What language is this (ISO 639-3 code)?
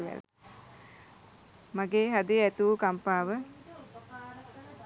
sin